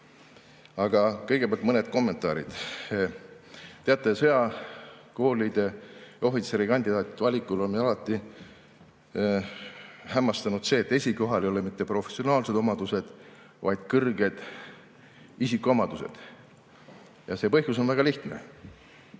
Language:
Estonian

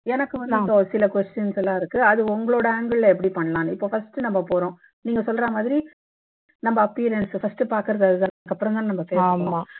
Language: Tamil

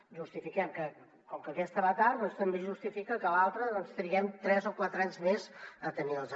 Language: Catalan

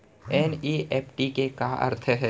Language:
Chhattisgarhi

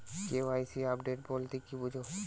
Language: Bangla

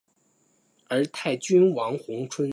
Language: Chinese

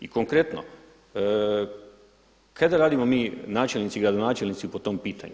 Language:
Croatian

